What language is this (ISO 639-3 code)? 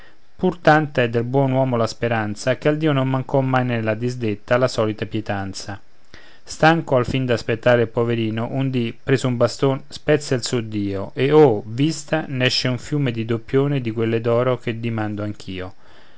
ita